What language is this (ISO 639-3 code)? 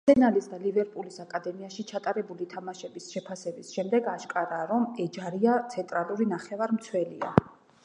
kat